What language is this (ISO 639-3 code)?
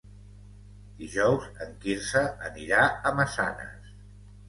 cat